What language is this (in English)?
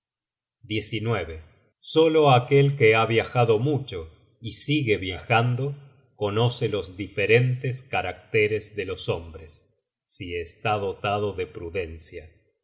Spanish